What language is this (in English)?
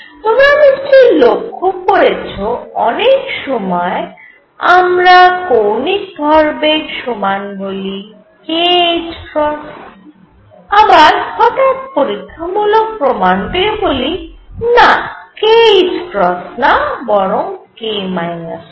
Bangla